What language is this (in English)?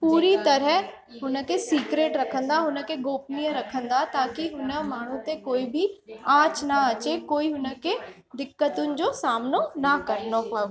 Sindhi